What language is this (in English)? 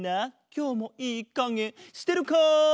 Japanese